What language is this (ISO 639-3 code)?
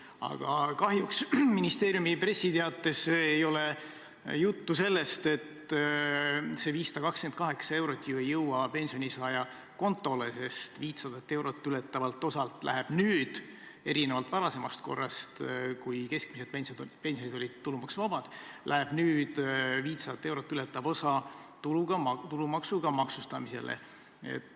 est